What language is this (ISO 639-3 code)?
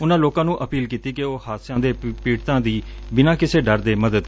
pan